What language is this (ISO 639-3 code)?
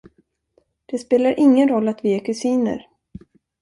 swe